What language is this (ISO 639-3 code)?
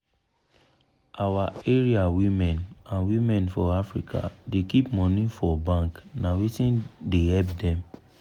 pcm